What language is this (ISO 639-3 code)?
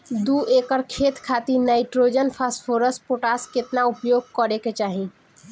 bho